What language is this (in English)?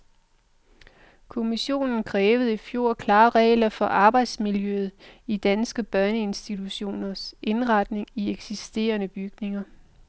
Danish